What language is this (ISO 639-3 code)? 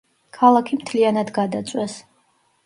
kat